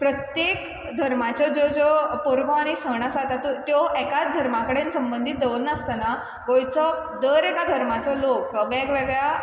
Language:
Konkani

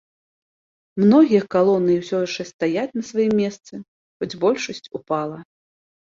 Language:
Belarusian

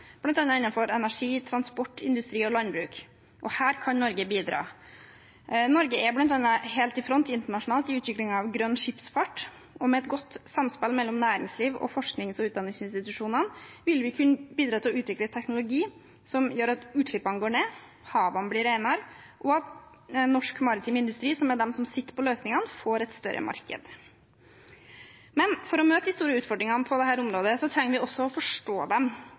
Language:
Norwegian Bokmål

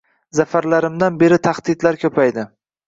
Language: Uzbek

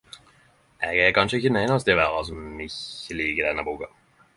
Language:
Norwegian Nynorsk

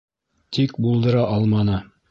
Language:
Bashkir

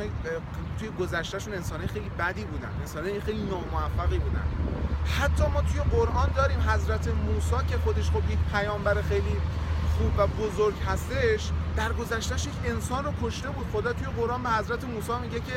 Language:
Persian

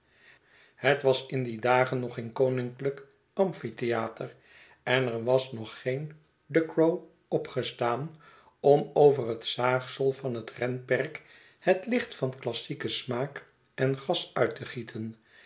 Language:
Dutch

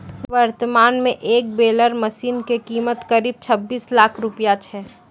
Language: Maithili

